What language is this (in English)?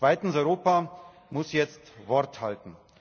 German